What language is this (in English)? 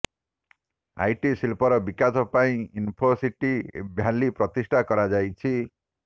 Odia